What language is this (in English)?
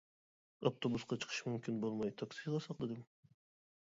Uyghur